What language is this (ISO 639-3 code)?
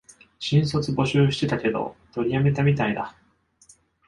jpn